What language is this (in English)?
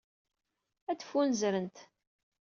Kabyle